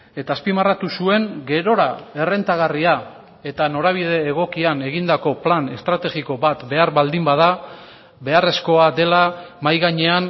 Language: Basque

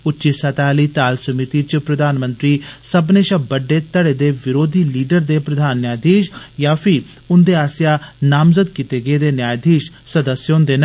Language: Dogri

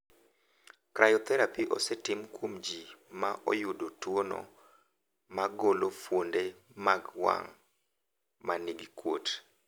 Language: Luo (Kenya and Tanzania)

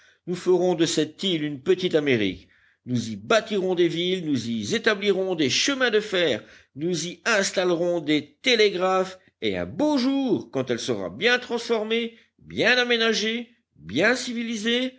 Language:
French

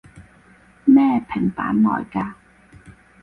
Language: Cantonese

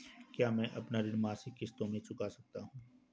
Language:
Hindi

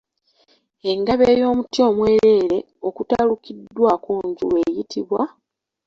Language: Ganda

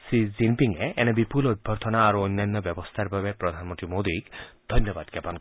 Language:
Assamese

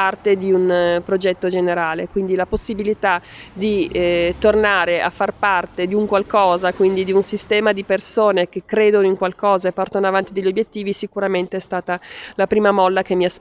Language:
Italian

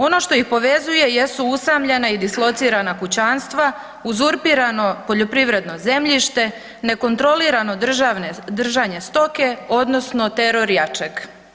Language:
Croatian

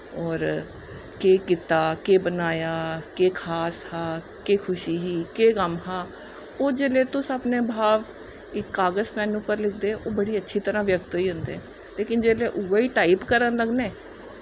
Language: Dogri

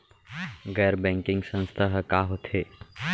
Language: Chhattisgarhi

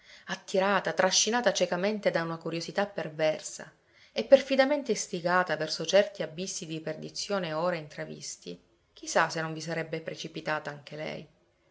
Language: Italian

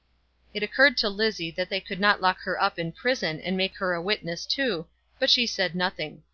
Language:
English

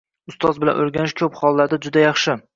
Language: Uzbek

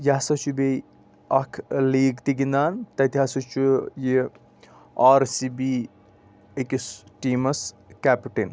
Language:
Kashmiri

